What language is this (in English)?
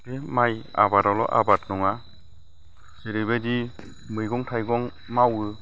Bodo